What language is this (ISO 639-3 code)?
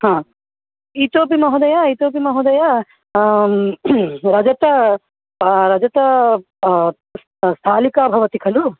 san